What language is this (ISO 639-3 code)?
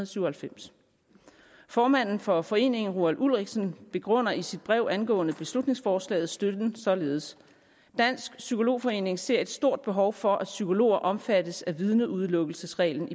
dan